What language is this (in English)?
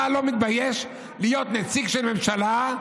Hebrew